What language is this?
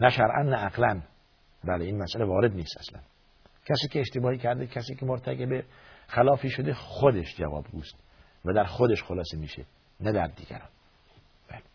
Persian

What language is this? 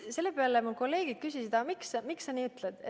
Estonian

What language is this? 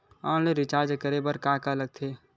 Chhattisgarhi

